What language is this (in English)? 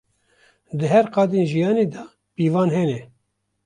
Kurdish